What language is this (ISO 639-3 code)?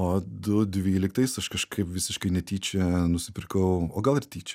lit